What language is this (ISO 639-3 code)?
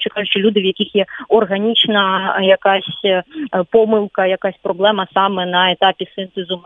ukr